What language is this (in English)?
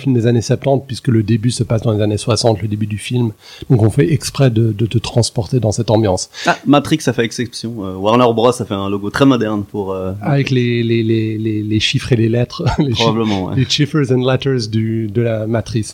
French